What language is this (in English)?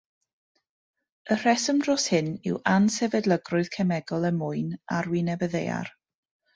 Welsh